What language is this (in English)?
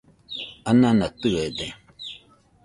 Nüpode Huitoto